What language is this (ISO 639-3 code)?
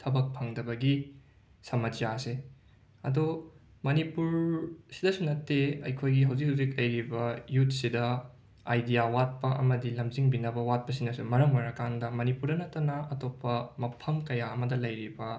mni